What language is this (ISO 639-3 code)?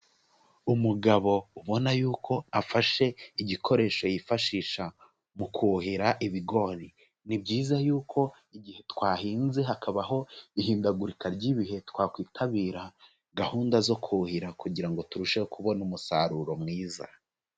kin